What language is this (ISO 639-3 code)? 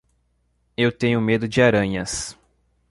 por